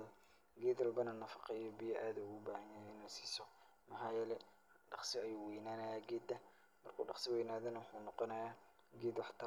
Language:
Somali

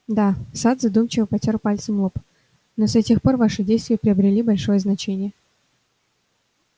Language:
Russian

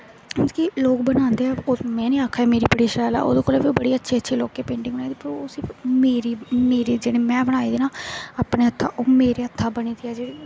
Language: Dogri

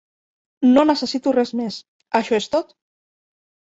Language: Catalan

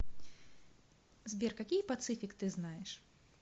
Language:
Russian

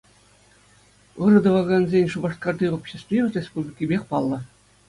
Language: Chuvash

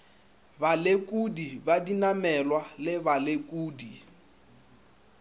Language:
Northern Sotho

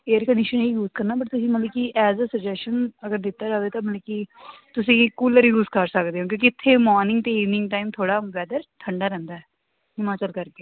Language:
Punjabi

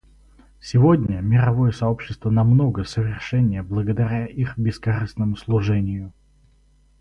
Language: Russian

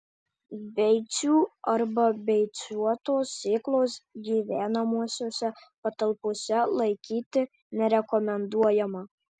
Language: Lithuanian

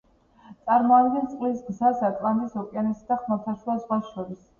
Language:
Georgian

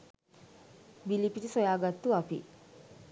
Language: Sinhala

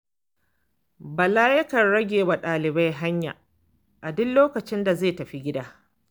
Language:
Hausa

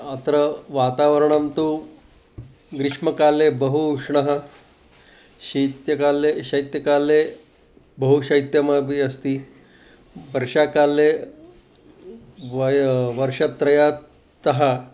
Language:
Sanskrit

